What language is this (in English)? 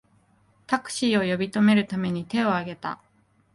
Japanese